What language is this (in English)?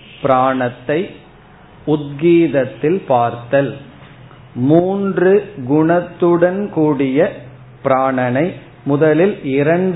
Tamil